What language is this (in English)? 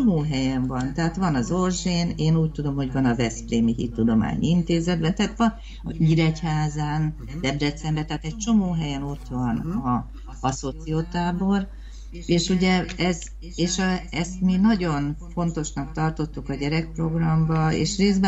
Hungarian